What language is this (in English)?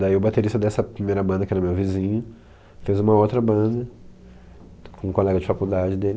Portuguese